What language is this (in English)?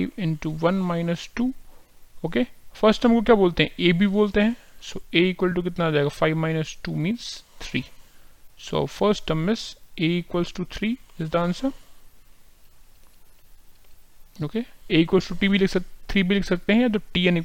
Hindi